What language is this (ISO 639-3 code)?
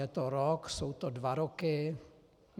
ces